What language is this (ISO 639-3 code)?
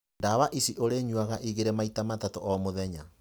kik